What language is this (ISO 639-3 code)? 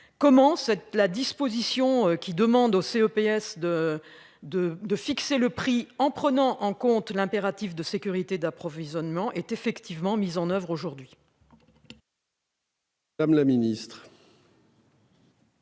fra